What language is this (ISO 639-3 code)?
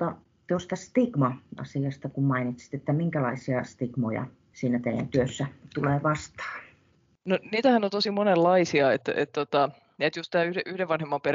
fin